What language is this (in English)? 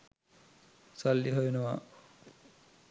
Sinhala